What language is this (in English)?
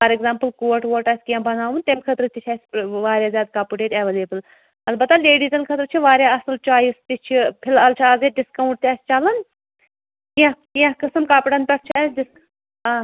Kashmiri